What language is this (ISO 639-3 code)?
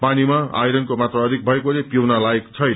nep